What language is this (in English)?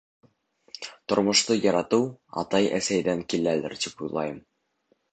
Bashkir